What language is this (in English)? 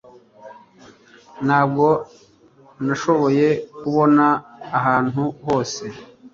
Kinyarwanda